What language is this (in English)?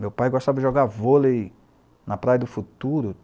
Portuguese